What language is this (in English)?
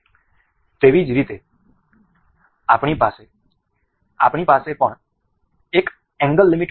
Gujarati